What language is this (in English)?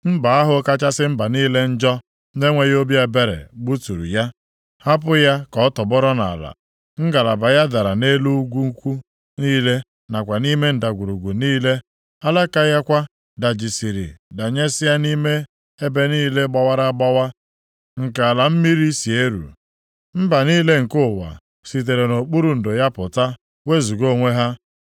Igbo